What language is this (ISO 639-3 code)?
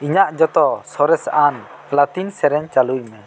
sat